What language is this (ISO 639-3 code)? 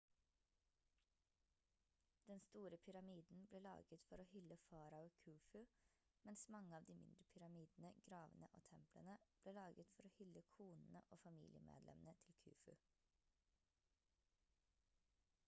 nob